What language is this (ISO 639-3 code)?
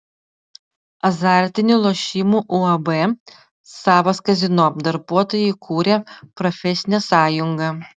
lit